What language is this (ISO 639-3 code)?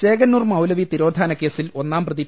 mal